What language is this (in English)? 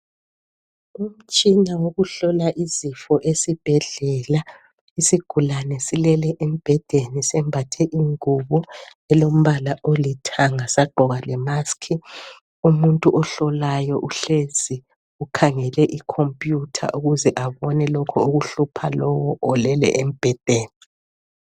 North Ndebele